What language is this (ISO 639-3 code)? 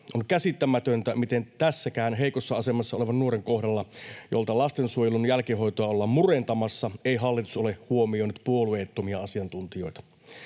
fin